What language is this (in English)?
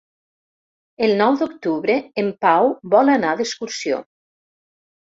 Catalan